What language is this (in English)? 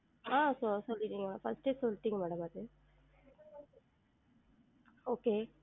Tamil